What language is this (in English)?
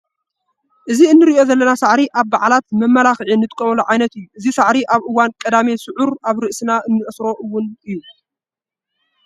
Tigrinya